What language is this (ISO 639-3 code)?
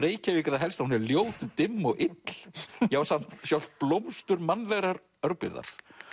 isl